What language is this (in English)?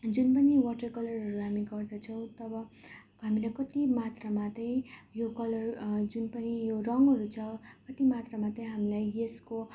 Nepali